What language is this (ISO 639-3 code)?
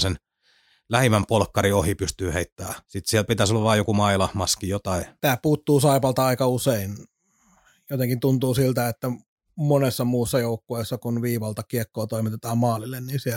fin